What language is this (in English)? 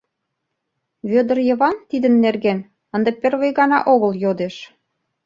Mari